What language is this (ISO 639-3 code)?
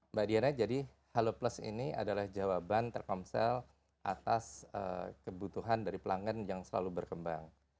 ind